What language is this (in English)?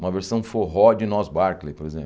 Portuguese